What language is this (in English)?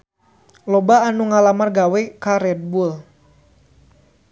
Sundanese